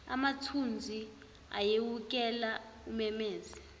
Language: Zulu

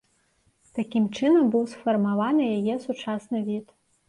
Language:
Belarusian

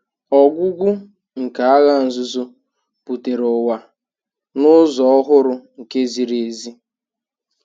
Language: Igbo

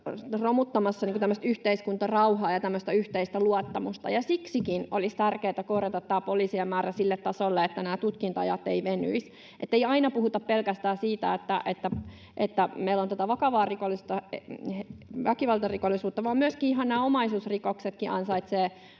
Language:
Finnish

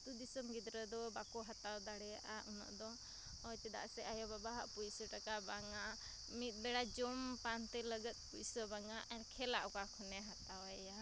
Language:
Santali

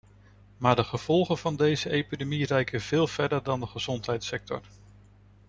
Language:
Dutch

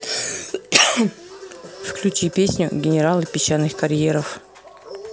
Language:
Russian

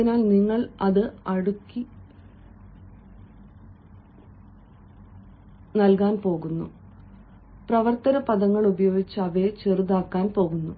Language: Malayalam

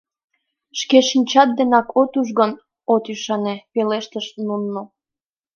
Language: Mari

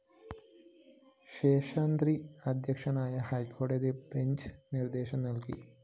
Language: Malayalam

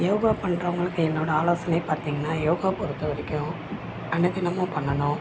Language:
Tamil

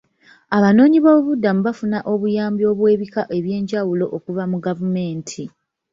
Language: Ganda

